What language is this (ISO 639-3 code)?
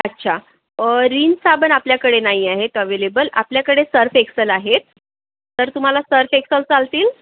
mar